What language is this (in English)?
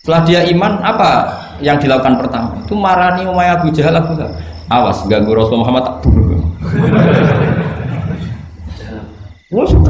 Indonesian